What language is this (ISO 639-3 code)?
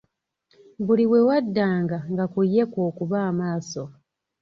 lug